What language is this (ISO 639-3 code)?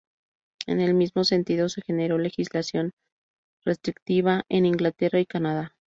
spa